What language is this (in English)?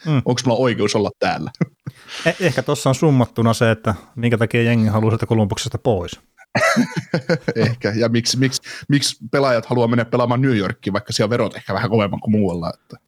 Finnish